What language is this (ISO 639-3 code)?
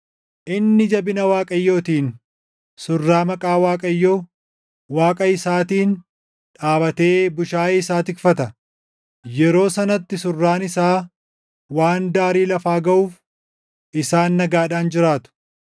orm